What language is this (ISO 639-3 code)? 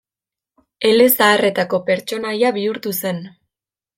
eus